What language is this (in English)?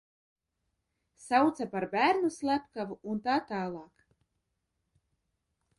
Latvian